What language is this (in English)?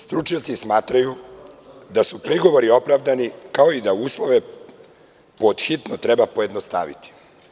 Serbian